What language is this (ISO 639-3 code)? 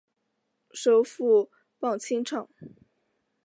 zho